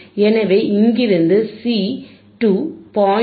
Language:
Tamil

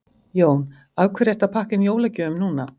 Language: Icelandic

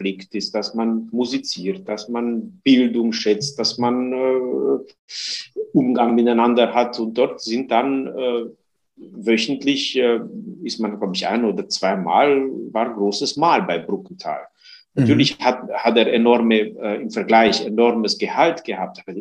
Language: German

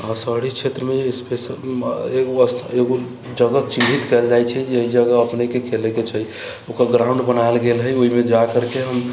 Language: Maithili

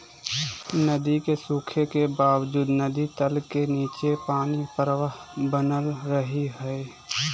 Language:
Magahi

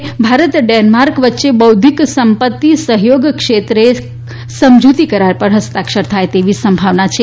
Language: Gujarati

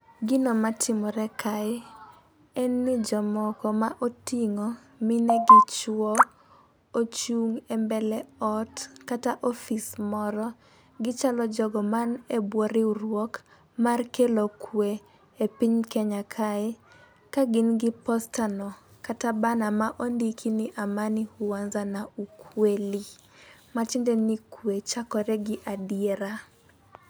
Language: Luo (Kenya and Tanzania)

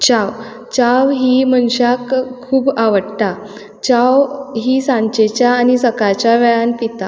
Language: Konkani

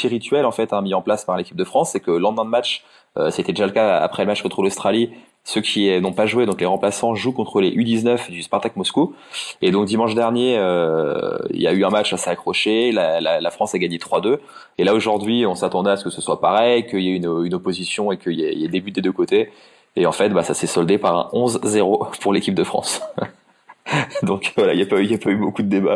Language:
French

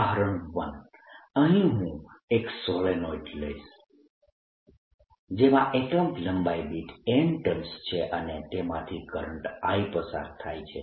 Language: Gujarati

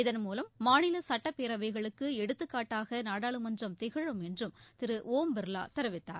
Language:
Tamil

